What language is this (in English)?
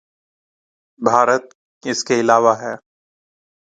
Urdu